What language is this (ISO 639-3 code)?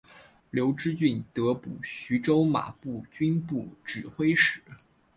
zho